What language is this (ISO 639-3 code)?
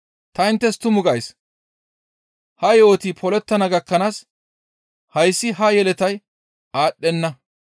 gmv